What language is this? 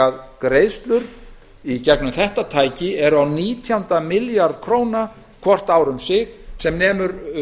Icelandic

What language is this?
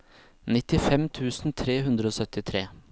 Norwegian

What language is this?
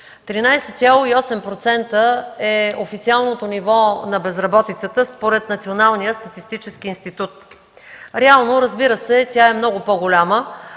Bulgarian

